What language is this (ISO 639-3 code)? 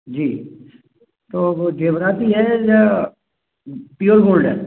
hin